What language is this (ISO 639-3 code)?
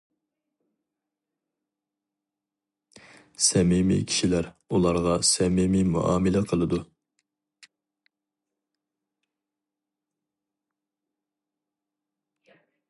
uig